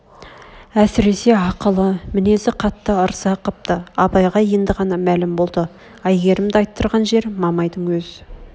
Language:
Kazakh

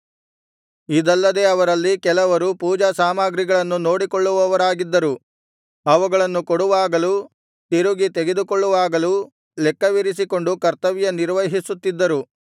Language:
Kannada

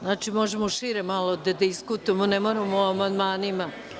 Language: Serbian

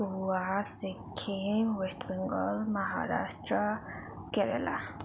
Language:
Nepali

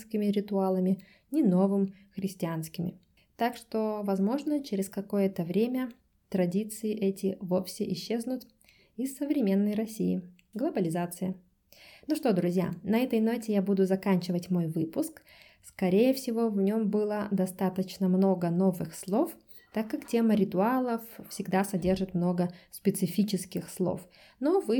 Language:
Russian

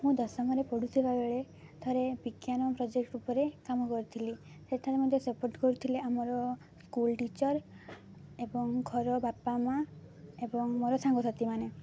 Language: Odia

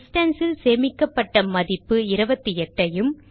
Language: Tamil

